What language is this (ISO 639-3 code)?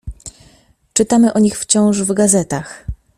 pol